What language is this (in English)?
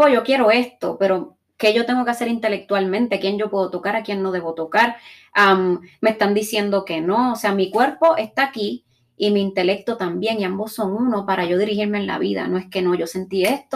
Spanish